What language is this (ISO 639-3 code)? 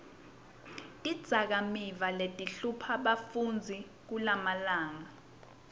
ssw